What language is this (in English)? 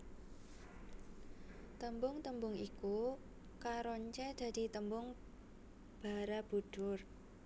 Javanese